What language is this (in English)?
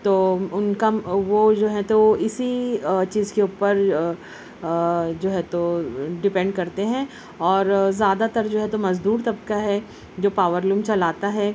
Urdu